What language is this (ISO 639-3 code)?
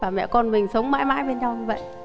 vie